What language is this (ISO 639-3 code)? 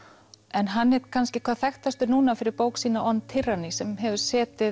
isl